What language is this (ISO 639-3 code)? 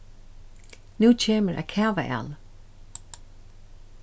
fao